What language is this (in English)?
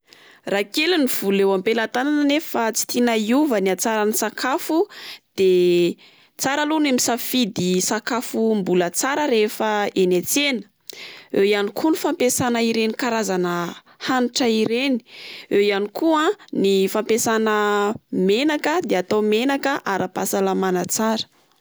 Malagasy